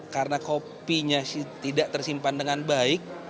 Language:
Indonesian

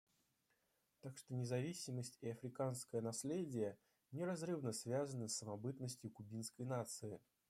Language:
Russian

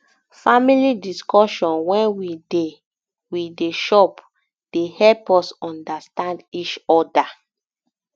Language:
Nigerian Pidgin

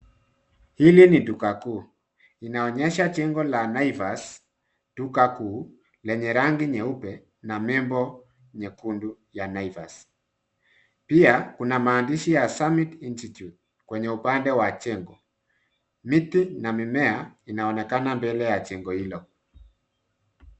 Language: Swahili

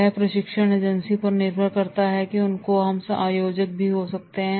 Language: Hindi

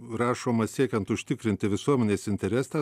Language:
Lithuanian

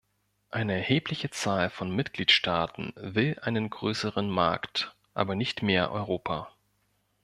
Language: German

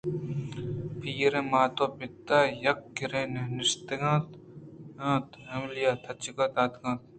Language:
Eastern Balochi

